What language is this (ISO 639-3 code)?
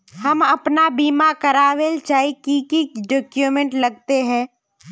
mag